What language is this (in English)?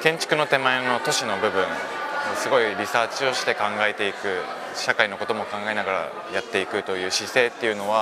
Japanese